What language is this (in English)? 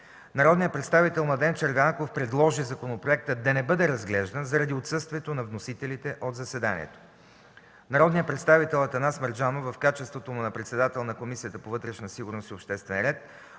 Bulgarian